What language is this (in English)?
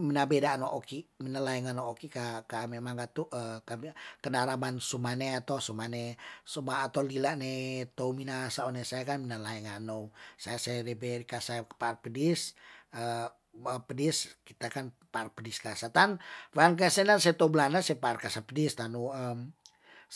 Tondano